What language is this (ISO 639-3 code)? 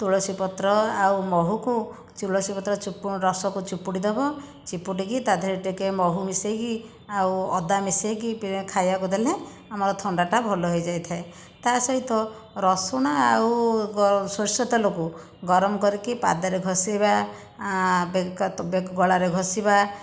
ori